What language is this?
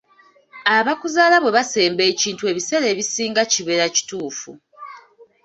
Ganda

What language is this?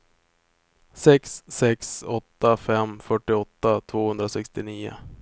Swedish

